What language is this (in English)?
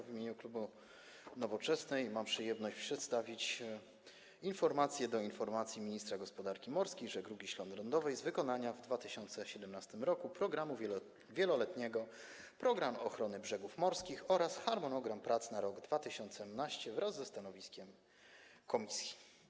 Polish